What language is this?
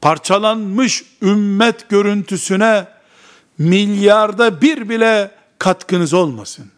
Turkish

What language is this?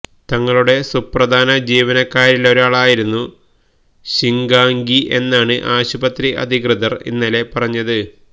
Malayalam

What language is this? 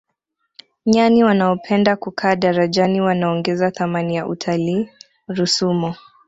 Swahili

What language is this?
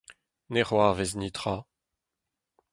Breton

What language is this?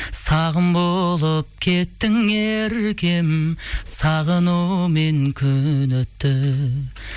Kazakh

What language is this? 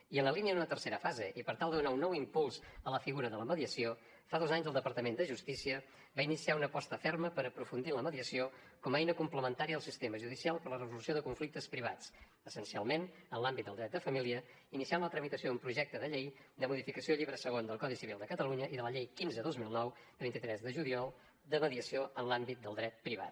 Catalan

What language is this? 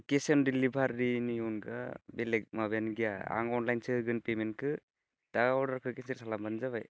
Bodo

